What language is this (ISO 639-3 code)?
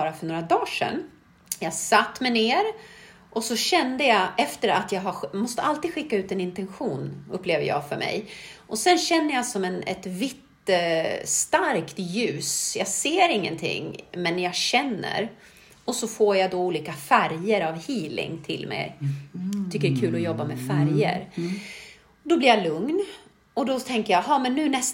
swe